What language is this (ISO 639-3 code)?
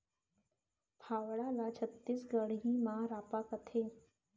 hne